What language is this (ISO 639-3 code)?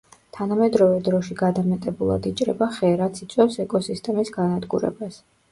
kat